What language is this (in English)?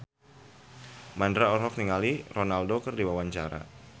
Sundanese